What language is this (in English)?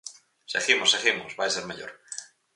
Galician